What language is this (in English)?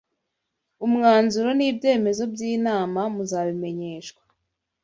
Kinyarwanda